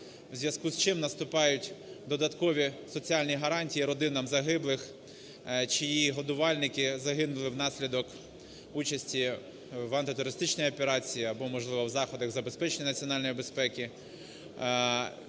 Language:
Ukrainian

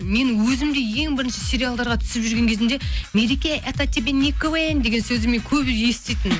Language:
Kazakh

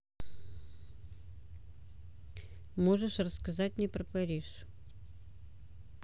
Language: Russian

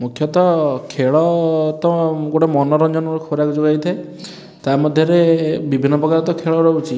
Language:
Odia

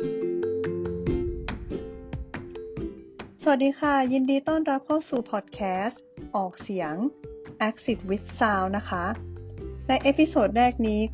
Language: Thai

